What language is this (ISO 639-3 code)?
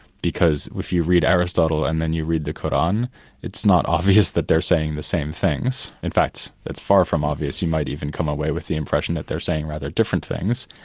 eng